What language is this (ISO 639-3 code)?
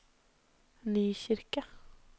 nor